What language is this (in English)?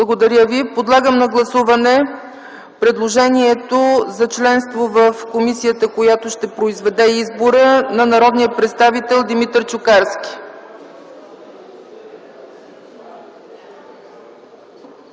Bulgarian